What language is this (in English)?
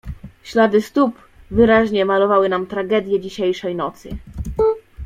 Polish